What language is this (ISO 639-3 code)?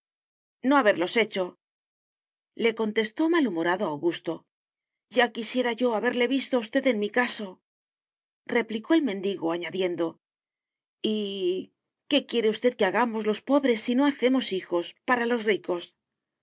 spa